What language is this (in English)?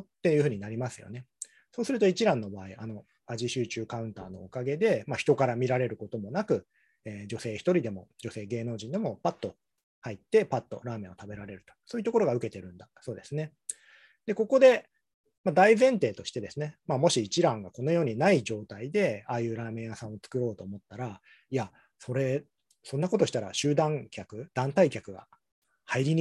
Japanese